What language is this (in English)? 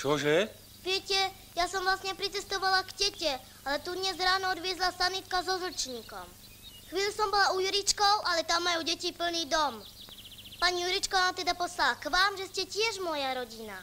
Czech